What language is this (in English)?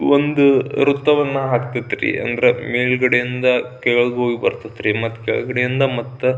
Kannada